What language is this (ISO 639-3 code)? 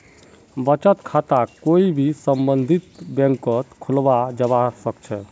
mag